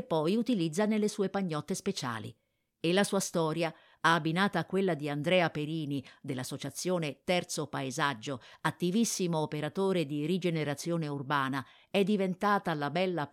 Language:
Italian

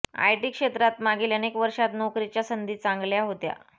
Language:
Marathi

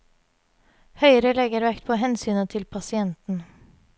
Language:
Norwegian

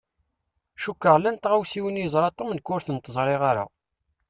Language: Kabyle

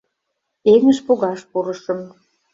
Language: Mari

